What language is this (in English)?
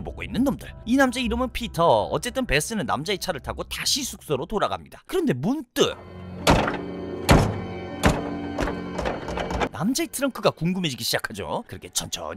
Korean